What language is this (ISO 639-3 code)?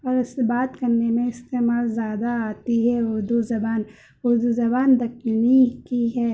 urd